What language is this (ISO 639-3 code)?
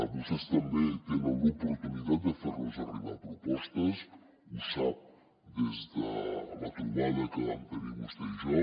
cat